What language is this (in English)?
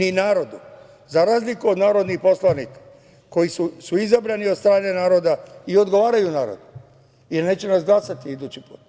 Serbian